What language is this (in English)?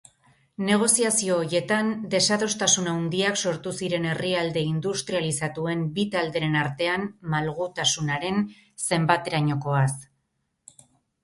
Basque